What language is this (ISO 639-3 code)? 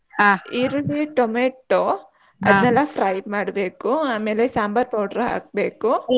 kan